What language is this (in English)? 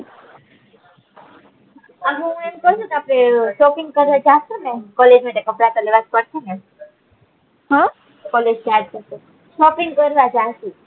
Gujarati